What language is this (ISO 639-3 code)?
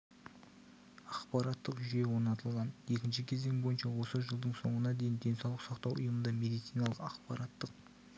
kaz